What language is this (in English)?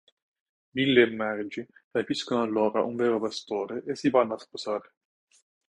Italian